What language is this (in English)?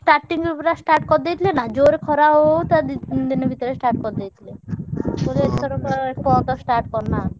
Odia